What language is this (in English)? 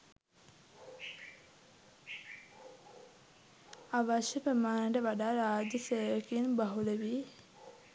Sinhala